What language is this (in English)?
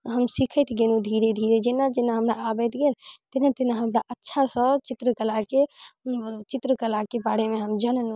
Maithili